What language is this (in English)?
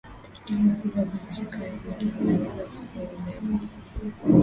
Swahili